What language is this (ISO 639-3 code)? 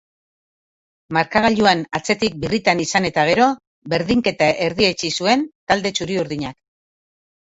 eus